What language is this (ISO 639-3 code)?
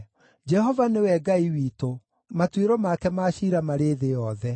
kik